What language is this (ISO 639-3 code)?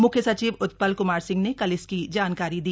hin